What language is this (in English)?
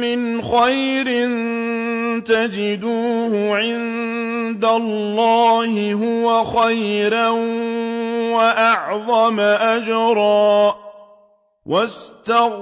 Arabic